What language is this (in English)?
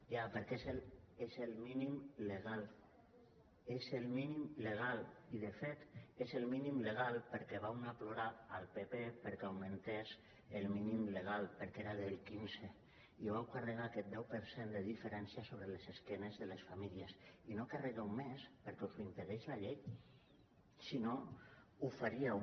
Catalan